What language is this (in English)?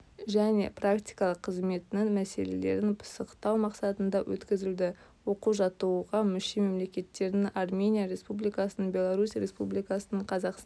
Kazakh